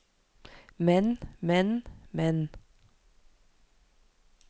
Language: Norwegian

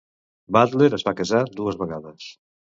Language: Catalan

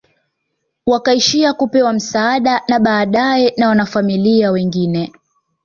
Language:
Swahili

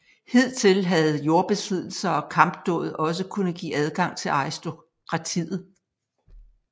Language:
Danish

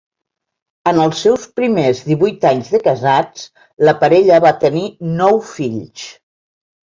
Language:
Catalan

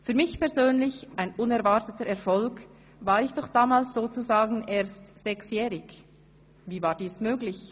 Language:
Swiss German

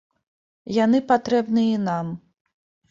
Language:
Belarusian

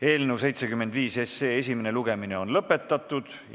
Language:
Estonian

